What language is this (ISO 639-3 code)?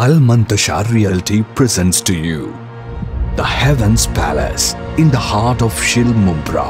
hin